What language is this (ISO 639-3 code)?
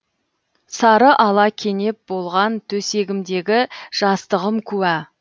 kaz